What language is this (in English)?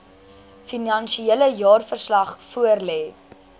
Afrikaans